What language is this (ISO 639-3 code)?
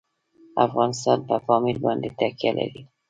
pus